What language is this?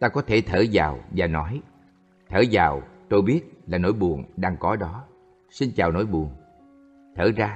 Vietnamese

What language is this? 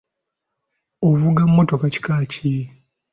Ganda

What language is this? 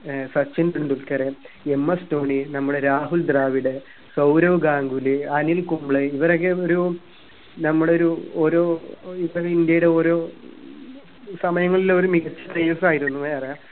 Malayalam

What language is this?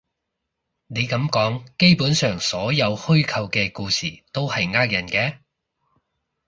Cantonese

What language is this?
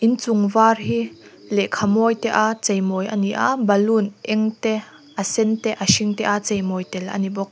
Mizo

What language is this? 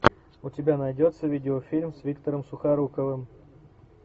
Russian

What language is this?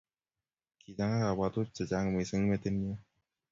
Kalenjin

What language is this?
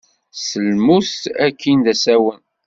Kabyle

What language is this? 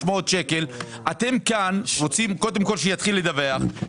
Hebrew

